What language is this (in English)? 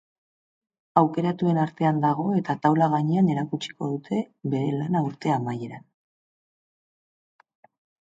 Basque